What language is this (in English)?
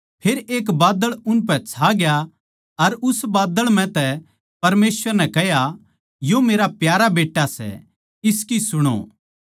Haryanvi